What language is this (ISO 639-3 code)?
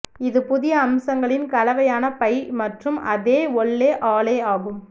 tam